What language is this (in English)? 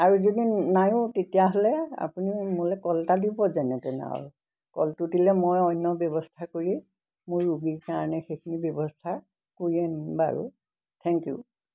Assamese